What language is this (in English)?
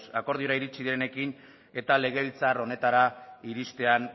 Basque